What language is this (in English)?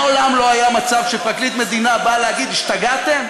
Hebrew